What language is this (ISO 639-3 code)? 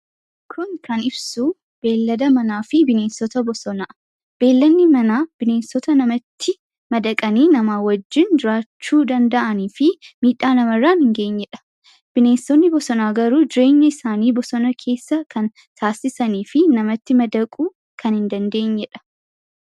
orm